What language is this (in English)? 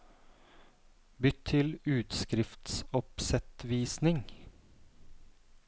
Norwegian